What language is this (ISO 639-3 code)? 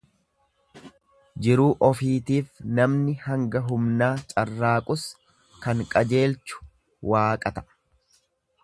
orm